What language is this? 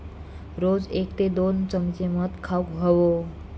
Marathi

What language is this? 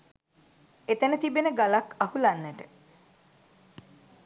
Sinhala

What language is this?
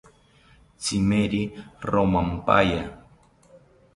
South Ucayali Ashéninka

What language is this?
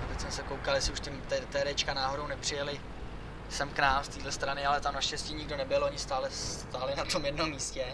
Czech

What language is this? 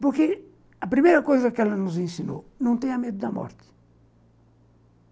Portuguese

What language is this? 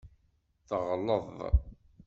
Kabyle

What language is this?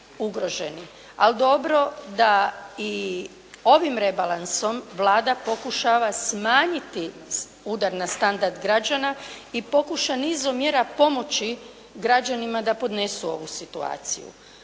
Croatian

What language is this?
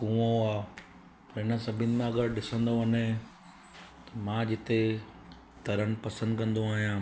Sindhi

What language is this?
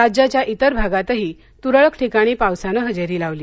Marathi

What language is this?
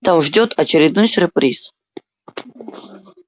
Russian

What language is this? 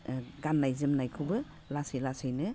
Bodo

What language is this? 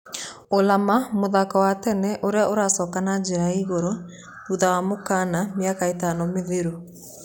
Kikuyu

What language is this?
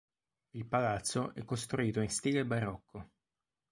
Italian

